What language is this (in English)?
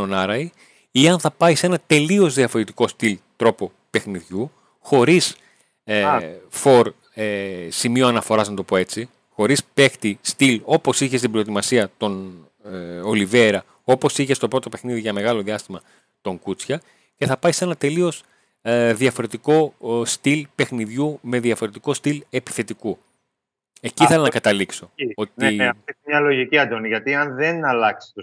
Greek